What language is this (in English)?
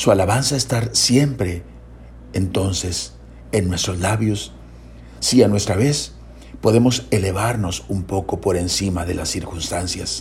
Spanish